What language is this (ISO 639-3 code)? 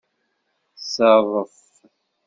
kab